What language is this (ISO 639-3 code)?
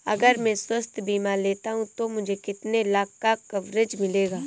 hin